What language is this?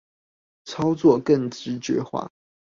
Chinese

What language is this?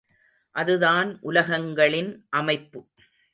Tamil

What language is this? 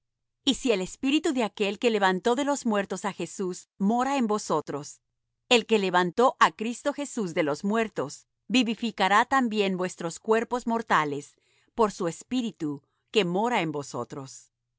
Spanish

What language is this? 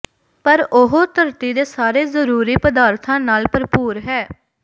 Punjabi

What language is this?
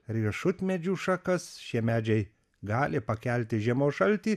Lithuanian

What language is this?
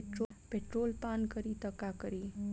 Bhojpuri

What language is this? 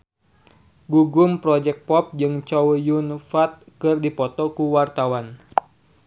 Sundanese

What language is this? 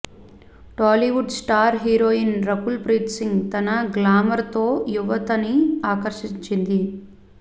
Telugu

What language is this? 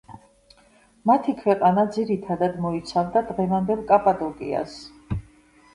Georgian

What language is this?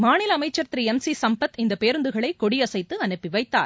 Tamil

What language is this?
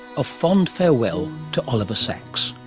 English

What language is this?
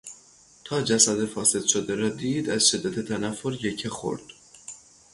Persian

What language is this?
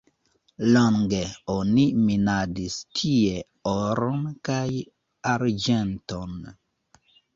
Esperanto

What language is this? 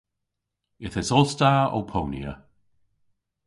Cornish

